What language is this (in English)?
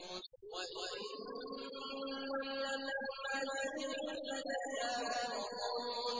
Arabic